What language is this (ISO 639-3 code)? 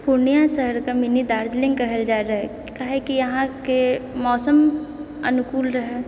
mai